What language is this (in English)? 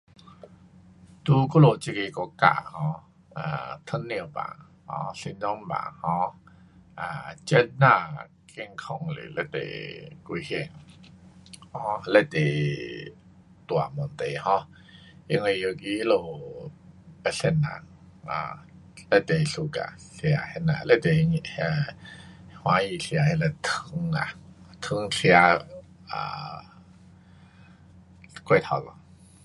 Pu-Xian Chinese